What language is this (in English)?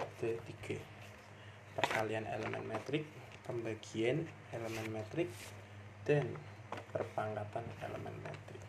Malay